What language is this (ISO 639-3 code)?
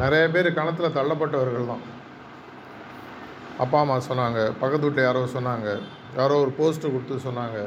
tam